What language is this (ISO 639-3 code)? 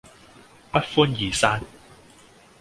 yue